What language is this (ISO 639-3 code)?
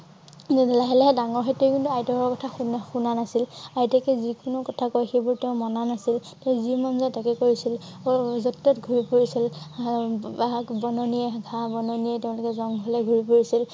asm